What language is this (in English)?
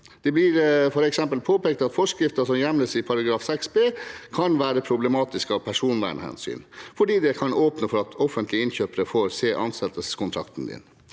Norwegian